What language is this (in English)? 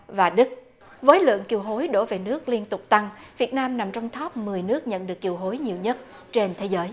Vietnamese